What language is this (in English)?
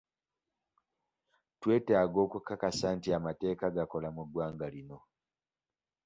Ganda